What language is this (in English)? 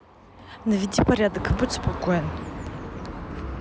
Russian